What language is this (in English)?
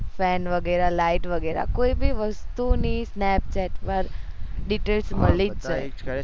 Gujarati